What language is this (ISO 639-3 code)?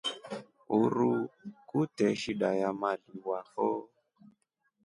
rof